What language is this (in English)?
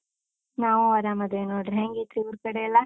Kannada